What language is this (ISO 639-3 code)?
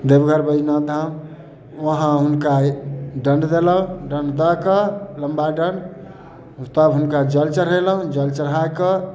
mai